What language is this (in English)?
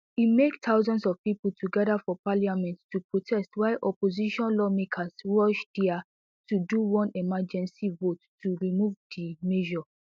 Nigerian Pidgin